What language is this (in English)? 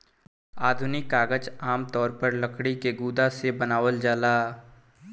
Bhojpuri